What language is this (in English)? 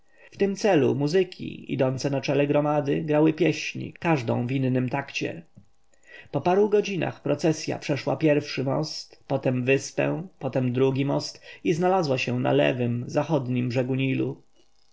Polish